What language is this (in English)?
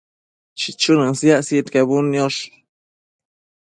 Matsés